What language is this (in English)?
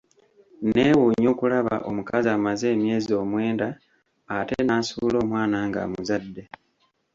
Ganda